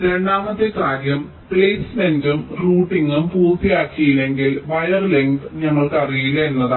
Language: Malayalam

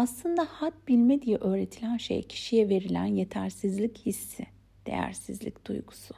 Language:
Turkish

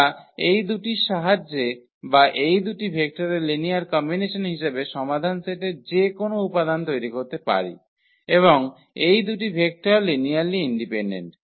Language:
Bangla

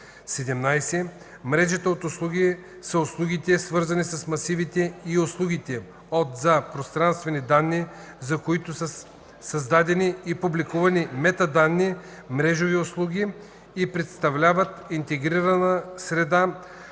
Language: Bulgarian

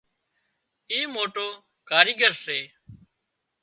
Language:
Wadiyara Koli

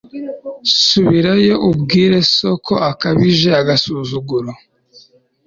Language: Kinyarwanda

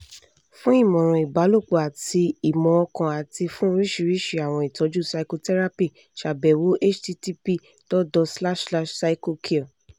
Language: Yoruba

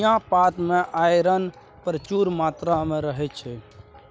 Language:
Maithili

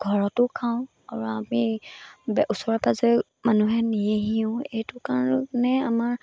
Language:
Assamese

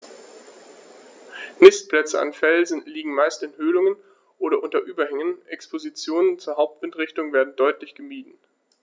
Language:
German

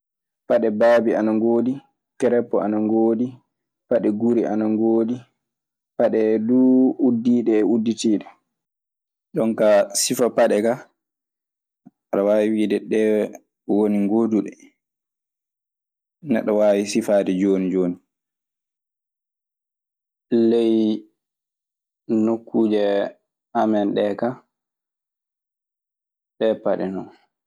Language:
Maasina Fulfulde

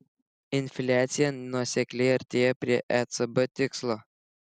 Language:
Lithuanian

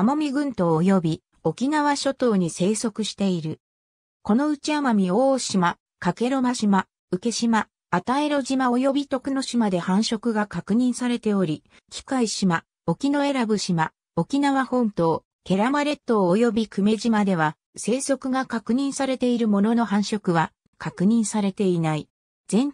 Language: Japanese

